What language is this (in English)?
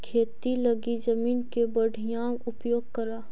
Magahi